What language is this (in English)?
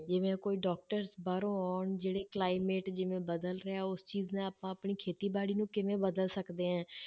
Punjabi